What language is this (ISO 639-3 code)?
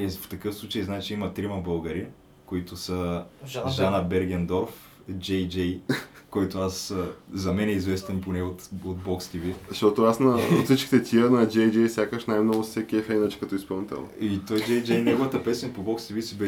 bul